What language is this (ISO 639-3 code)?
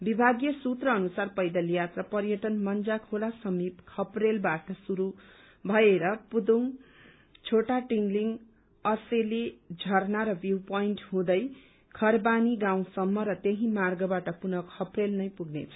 nep